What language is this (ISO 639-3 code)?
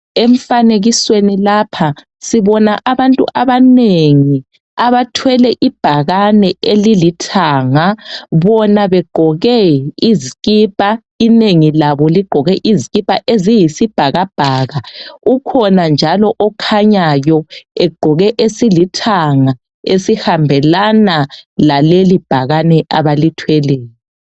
nde